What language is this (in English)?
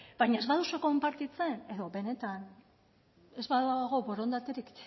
Basque